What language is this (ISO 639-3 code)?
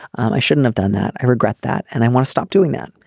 eng